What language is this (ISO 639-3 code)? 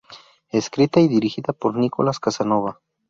spa